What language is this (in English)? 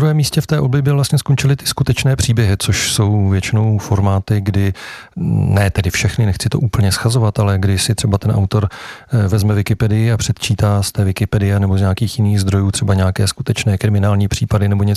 Czech